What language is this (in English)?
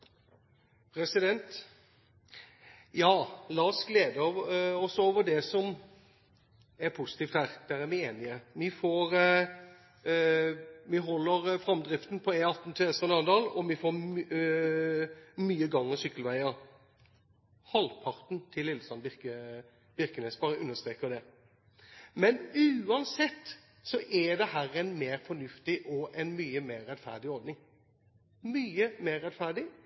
Norwegian Bokmål